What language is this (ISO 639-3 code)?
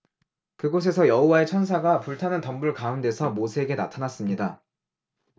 kor